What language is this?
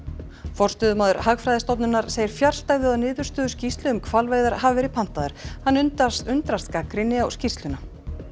Icelandic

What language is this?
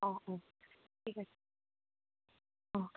Assamese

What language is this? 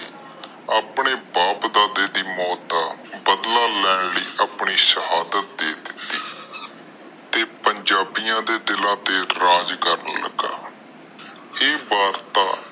Punjabi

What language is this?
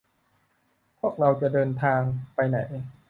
Thai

